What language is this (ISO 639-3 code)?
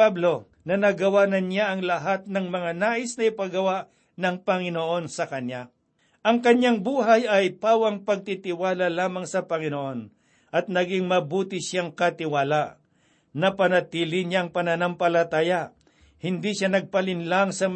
fil